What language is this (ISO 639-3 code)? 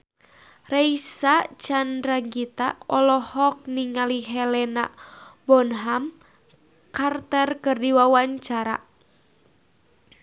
sun